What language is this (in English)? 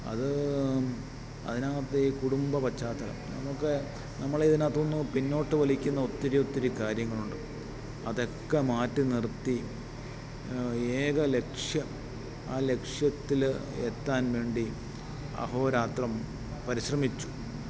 Malayalam